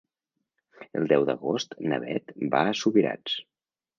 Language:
Catalan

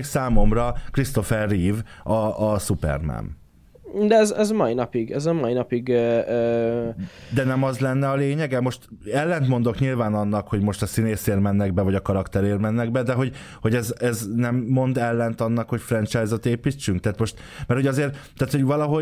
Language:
Hungarian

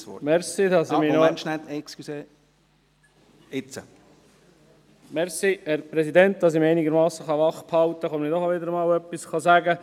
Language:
Swiss German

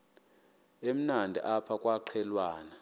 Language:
Xhosa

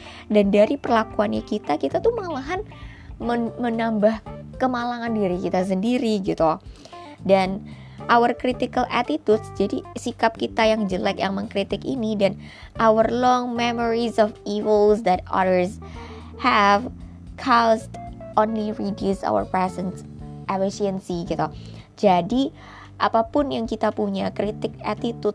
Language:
Indonesian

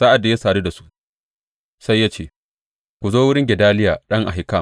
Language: Hausa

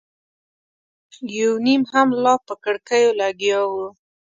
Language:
Pashto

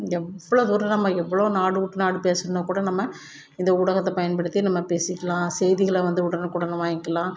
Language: Tamil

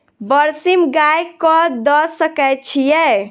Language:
Maithili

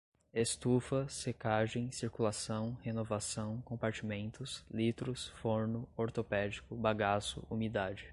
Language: Portuguese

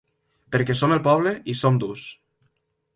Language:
Catalan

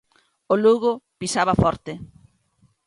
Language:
Galician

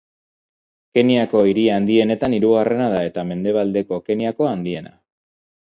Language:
Basque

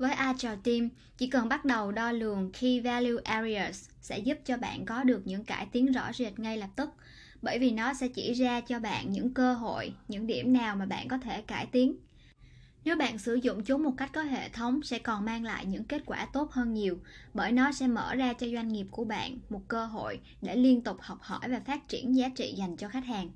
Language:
Vietnamese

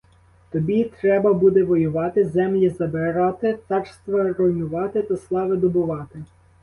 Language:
Ukrainian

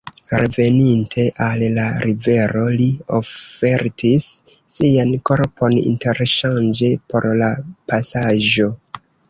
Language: Esperanto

